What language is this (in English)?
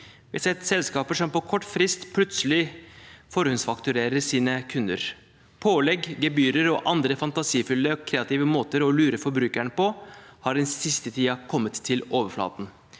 Norwegian